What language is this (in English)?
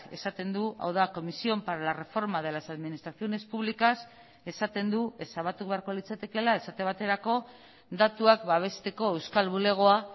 Basque